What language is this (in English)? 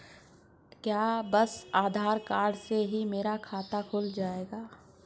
Hindi